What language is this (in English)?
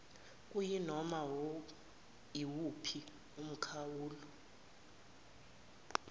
Zulu